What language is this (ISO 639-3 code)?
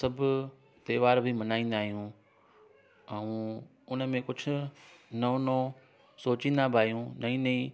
snd